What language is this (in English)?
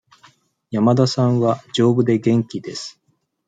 Japanese